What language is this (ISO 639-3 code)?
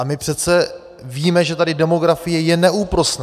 ces